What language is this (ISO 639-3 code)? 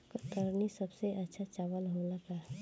bho